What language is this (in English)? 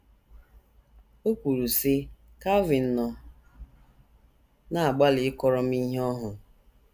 Igbo